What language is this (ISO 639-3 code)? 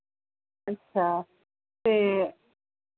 doi